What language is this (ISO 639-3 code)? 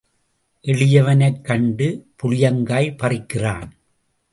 tam